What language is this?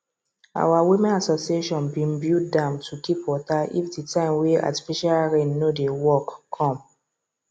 Nigerian Pidgin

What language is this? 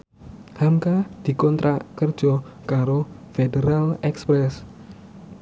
Javanese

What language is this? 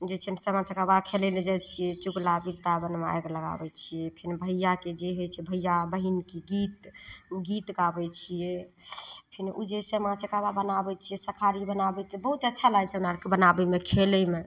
Maithili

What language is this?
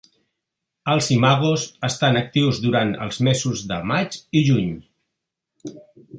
Catalan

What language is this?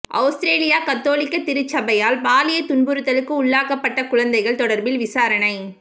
Tamil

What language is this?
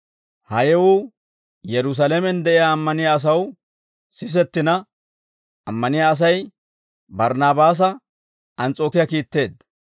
Dawro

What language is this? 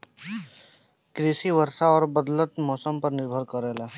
Bhojpuri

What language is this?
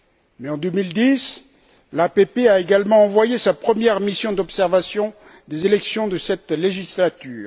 French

